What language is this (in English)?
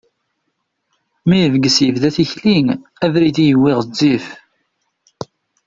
Kabyle